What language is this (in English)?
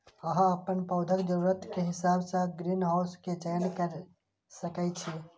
Maithili